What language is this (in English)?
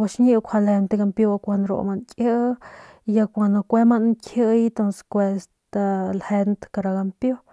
Northern Pame